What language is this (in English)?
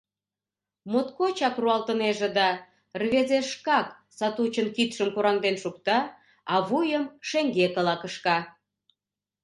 Mari